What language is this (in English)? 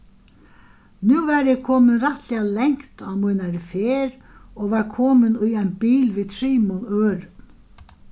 Faroese